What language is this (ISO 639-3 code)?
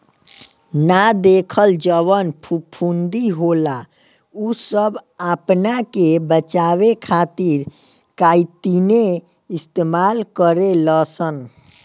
bho